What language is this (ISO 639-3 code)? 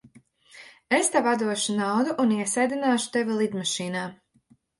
lav